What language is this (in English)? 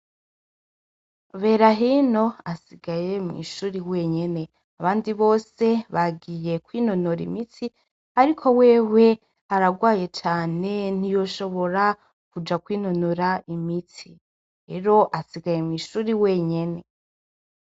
Rundi